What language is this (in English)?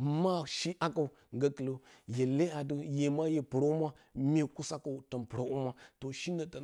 Bacama